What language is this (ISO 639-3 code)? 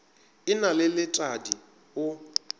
nso